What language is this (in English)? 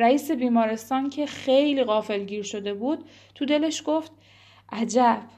Persian